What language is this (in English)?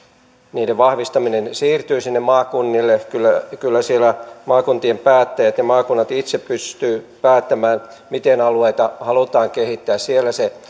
Finnish